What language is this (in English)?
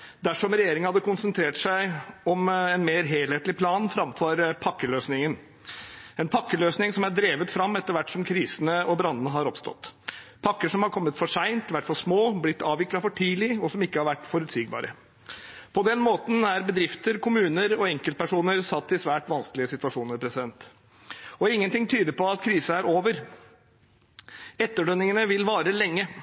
Norwegian Bokmål